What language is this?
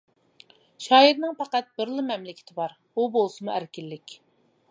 Uyghur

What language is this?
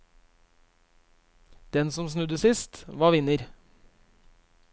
Norwegian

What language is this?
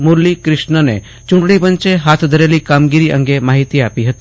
Gujarati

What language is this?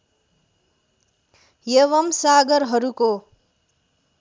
Nepali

